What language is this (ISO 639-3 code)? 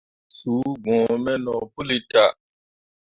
mua